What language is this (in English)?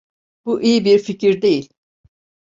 Turkish